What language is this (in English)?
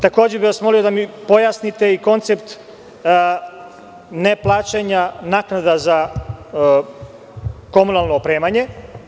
Serbian